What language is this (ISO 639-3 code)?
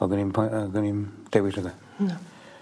cym